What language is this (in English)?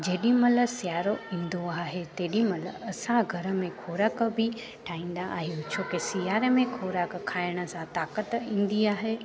Sindhi